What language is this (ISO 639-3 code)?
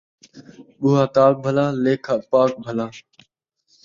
skr